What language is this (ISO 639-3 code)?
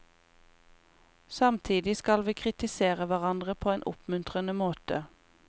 nor